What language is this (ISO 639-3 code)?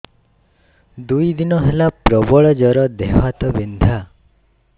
ori